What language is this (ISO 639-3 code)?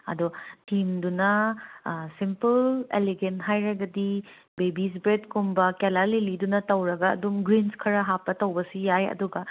mni